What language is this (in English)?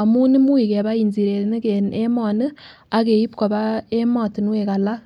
Kalenjin